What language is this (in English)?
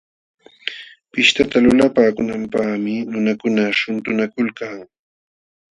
Jauja Wanca Quechua